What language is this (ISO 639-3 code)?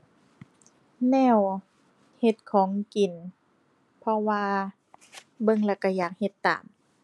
tha